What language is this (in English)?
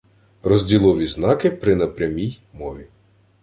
Ukrainian